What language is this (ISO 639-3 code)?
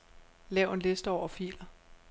dan